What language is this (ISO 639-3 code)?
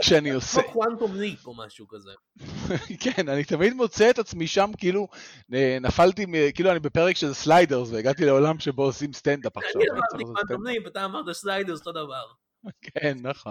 heb